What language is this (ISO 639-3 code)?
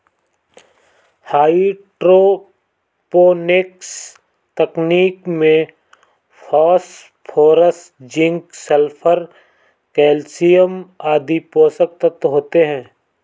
hin